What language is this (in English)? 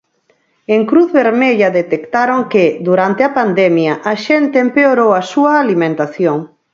Galician